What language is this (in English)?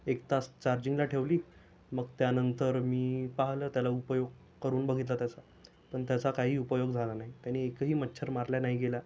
Marathi